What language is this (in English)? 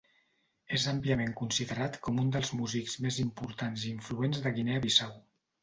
Catalan